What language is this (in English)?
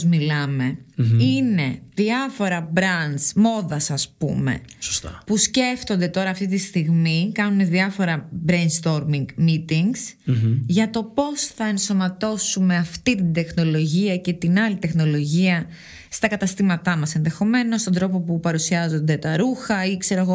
Greek